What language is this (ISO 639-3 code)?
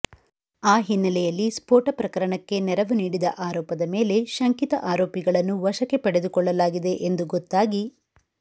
kan